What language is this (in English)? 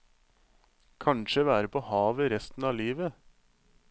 Norwegian